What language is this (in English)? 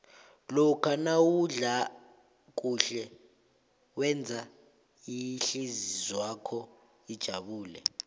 South Ndebele